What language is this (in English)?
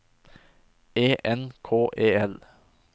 Norwegian